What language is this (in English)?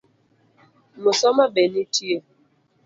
Luo (Kenya and Tanzania)